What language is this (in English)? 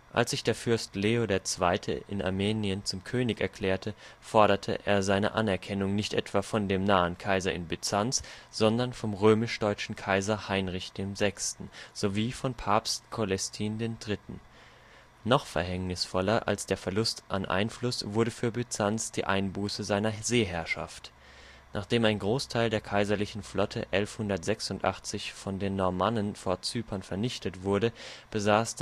German